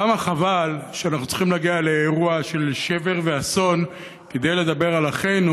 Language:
Hebrew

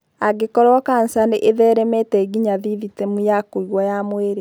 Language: Kikuyu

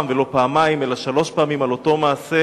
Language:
Hebrew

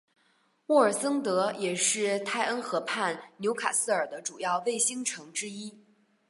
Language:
Chinese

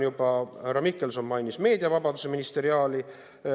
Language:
Estonian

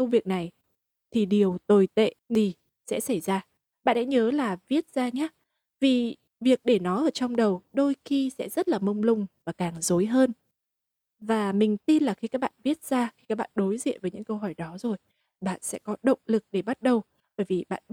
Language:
Vietnamese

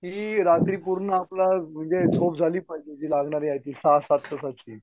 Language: Marathi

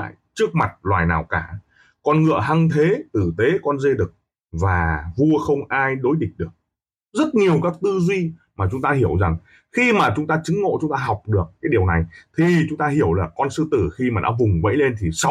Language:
Vietnamese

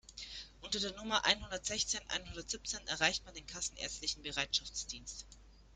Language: German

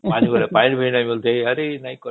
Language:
Odia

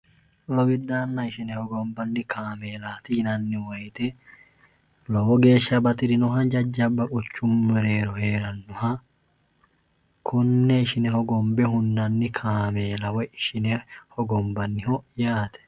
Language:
Sidamo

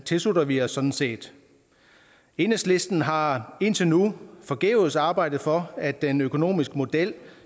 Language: Danish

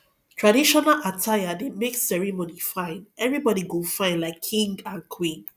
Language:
Nigerian Pidgin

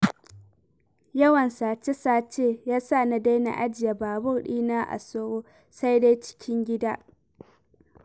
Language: Hausa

